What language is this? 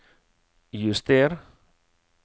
Norwegian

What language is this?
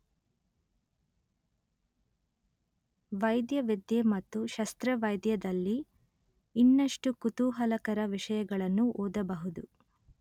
Kannada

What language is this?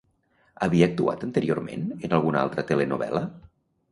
Catalan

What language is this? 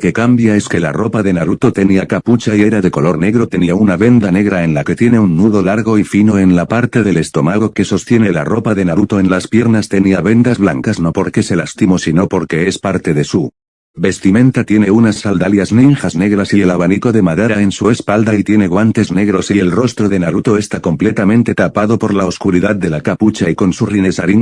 Spanish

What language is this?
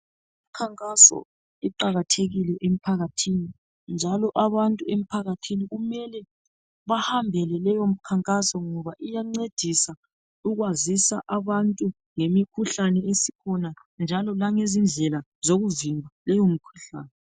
North Ndebele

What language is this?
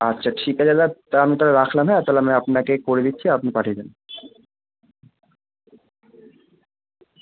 Bangla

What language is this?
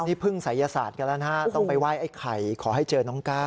Thai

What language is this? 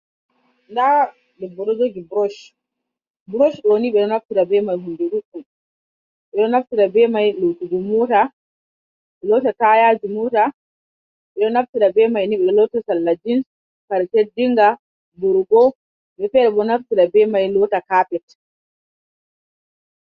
Fula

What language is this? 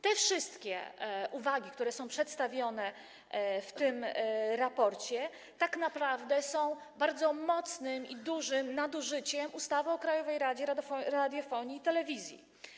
Polish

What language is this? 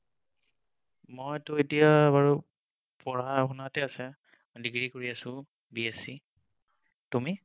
Assamese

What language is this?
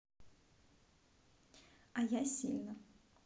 Russian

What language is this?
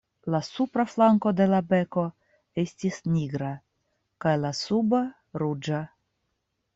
Esperanto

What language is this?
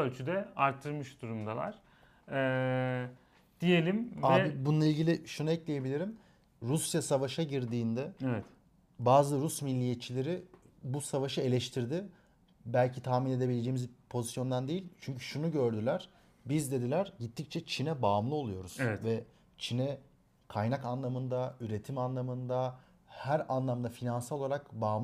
Turkish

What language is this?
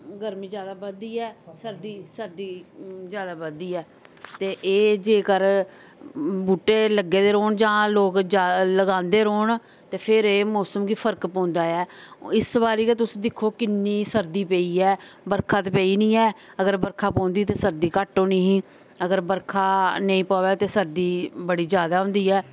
Dogri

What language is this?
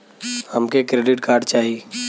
Bhojpuri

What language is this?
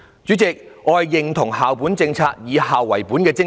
Cantonese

